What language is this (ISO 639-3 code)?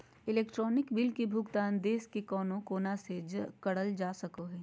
mag